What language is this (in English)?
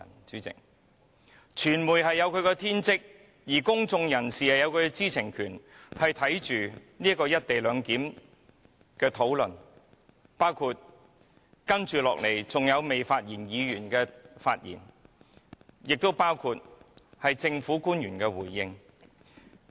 Cantonese